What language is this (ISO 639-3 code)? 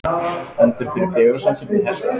isl